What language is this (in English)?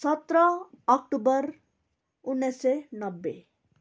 Nepali